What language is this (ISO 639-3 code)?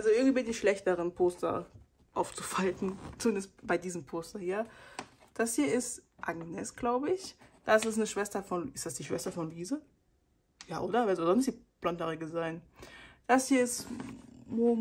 deu